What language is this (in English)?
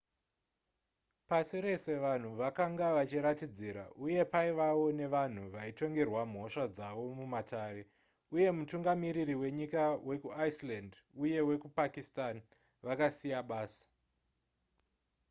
Shona